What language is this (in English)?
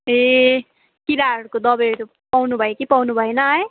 Nepali